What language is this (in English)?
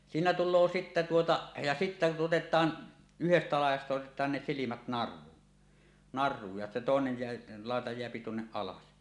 Finnish